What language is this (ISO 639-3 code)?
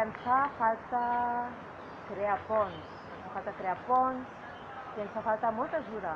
ita